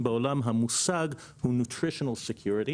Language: Hebrew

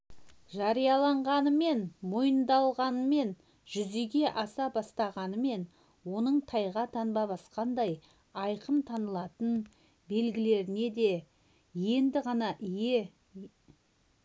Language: Kazakh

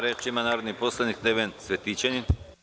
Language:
Serbian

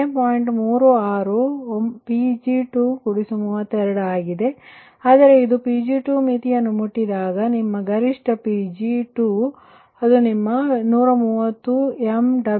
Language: Kannada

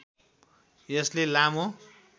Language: Nepali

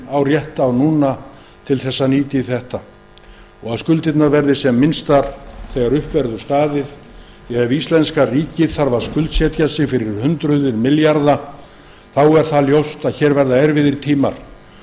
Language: Icelandic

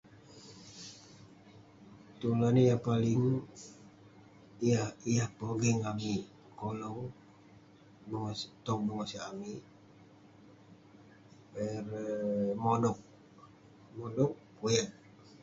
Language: Western Penan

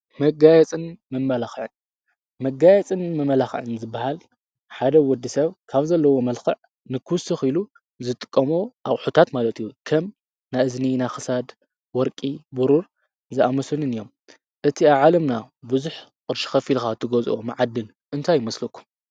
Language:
Tigrinya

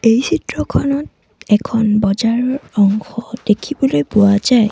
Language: Assamese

